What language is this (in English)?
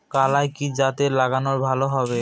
Bangla